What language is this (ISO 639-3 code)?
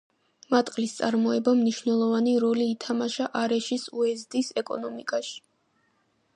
kat